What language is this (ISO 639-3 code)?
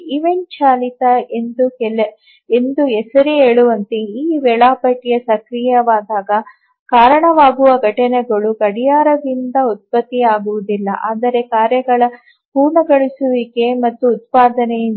kan